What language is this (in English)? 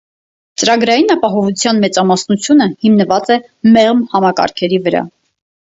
Armenian